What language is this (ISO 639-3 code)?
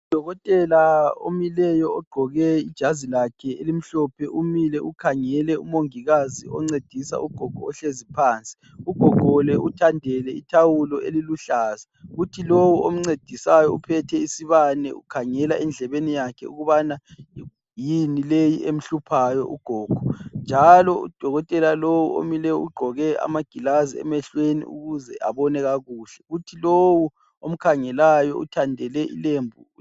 nde